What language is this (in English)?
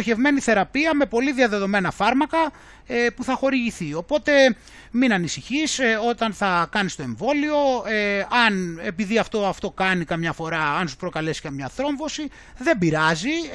Greek